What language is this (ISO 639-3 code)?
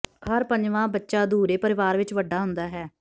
pan